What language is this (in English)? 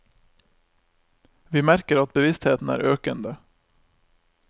Norwegian